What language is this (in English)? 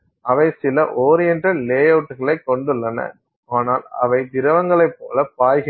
Tamil